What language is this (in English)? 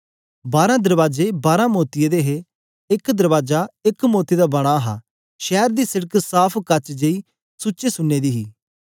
Dogri